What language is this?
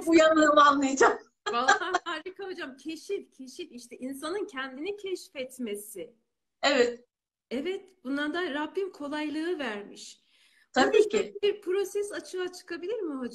Turkish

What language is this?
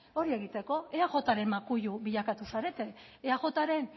Basque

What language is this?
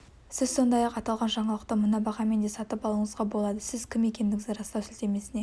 Kazakh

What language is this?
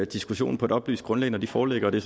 Danish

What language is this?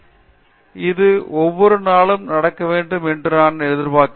Tamil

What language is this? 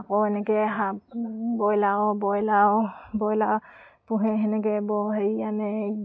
Assamese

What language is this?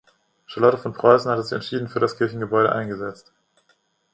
German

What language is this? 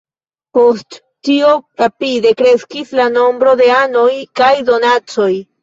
Esperanto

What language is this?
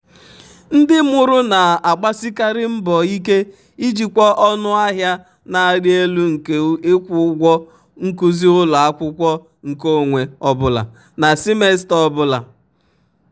Igbo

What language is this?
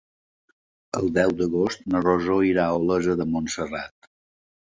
Catalan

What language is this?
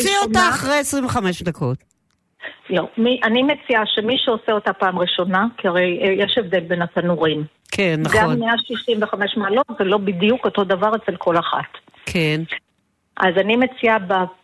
Hebrew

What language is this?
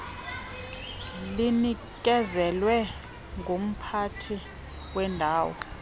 Xhosa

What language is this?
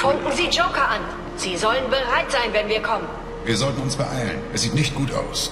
German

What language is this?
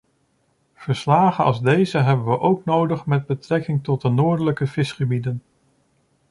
Dutch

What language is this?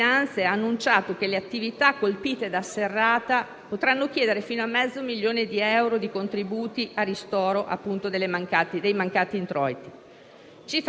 Italian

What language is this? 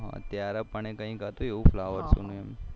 Gujarati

